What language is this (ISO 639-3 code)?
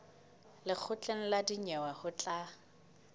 sot